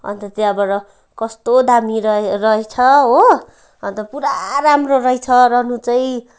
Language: Nepali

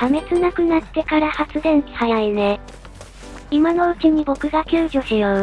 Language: Japanese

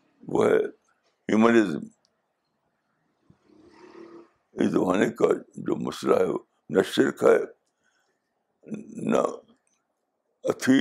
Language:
Urdu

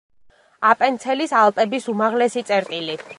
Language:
Georgian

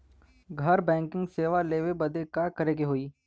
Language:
Bhojpuri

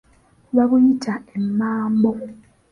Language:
Ganda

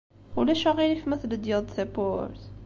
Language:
Kabyle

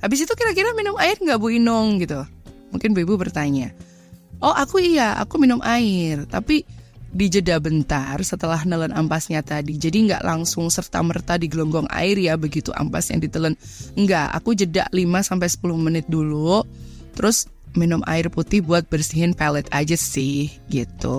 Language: Indonesian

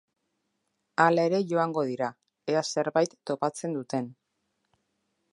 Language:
Basque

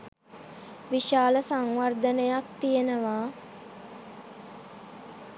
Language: Sinhala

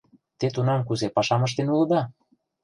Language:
Mari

